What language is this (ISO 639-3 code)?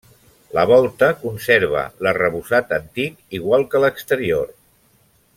cat